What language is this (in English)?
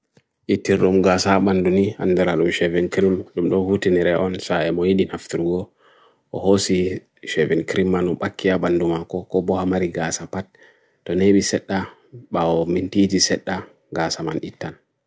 Bagirmi Fulfulde